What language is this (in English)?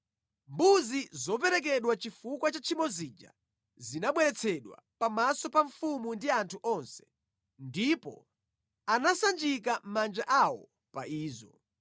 Nyanja